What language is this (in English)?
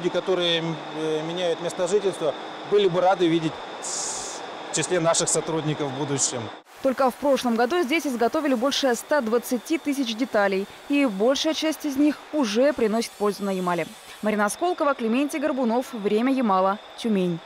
Russian